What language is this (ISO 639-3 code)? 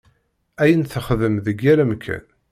kab